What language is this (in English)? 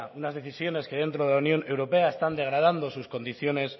Spanish